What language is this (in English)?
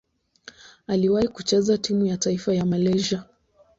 Swahili